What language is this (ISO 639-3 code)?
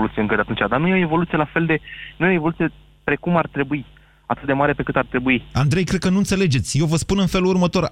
ron